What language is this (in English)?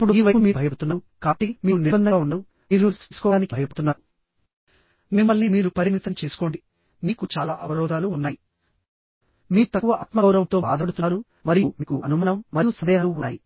Telugu